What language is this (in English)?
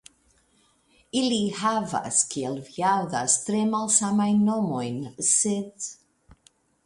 Esperanto